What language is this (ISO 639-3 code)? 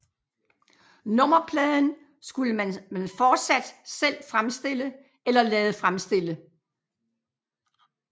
dan